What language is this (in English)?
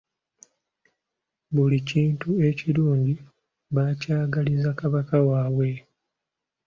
Ganda